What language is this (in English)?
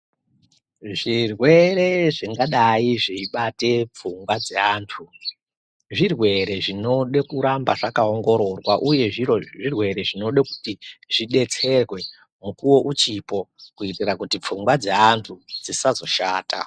Ndau